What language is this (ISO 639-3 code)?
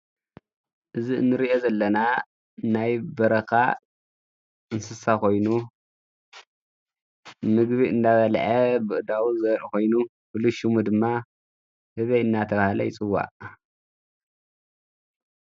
tir